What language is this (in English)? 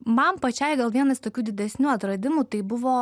Lithuanian